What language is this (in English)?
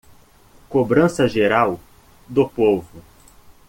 Portuguese